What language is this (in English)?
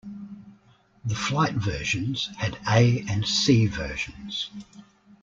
English